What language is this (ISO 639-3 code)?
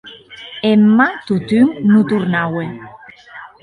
oci